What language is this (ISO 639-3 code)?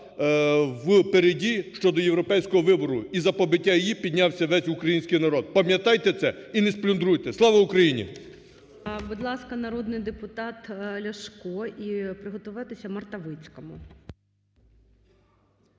ukr